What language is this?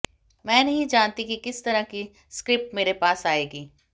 Hindi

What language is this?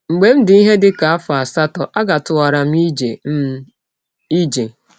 Igbo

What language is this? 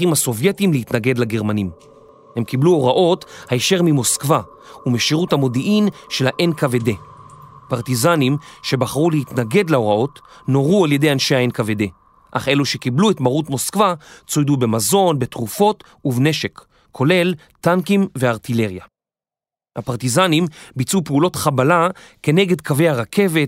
Hebrew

